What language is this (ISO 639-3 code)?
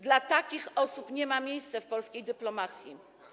pol